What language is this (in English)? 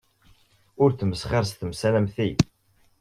Kabyle